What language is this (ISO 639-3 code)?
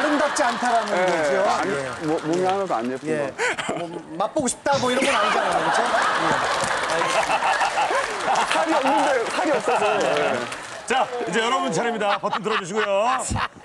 kor